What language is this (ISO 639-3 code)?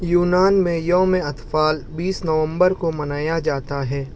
urd